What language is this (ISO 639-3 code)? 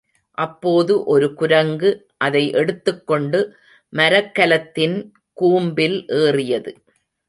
tam